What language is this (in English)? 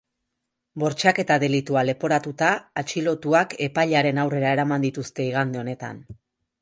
Basque